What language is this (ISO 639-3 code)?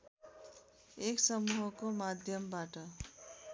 nep